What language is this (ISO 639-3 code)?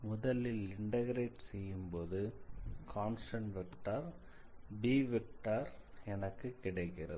tam